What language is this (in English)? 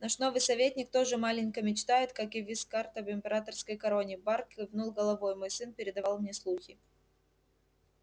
Russian